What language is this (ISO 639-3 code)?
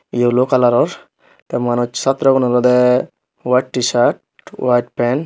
ccp